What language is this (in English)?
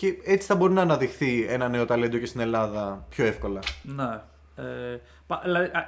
Greek